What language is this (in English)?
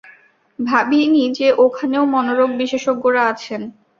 Bangla